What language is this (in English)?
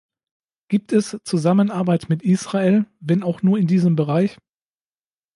German